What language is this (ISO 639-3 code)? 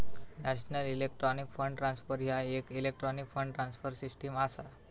mar